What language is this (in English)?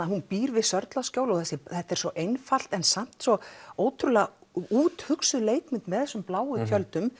Icelandic